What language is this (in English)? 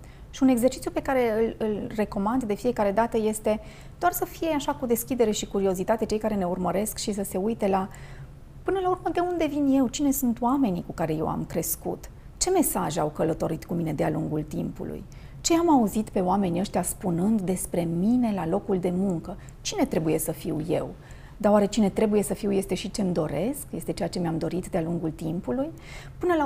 Romanian